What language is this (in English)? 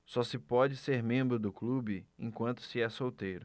Portuguese